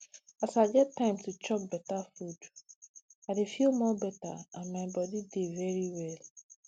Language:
Nigerian Pidgin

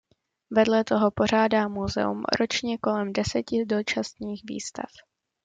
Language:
Czech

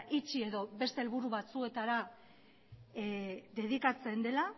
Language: Basque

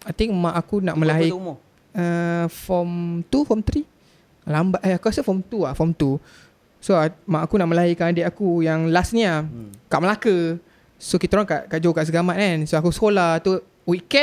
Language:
Malay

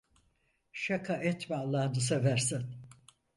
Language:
Turkish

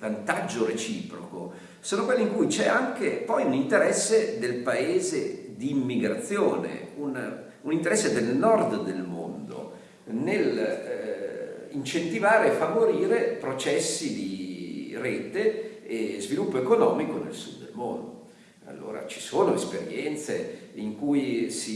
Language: Italian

